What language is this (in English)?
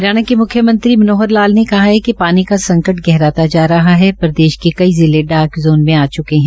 Hindi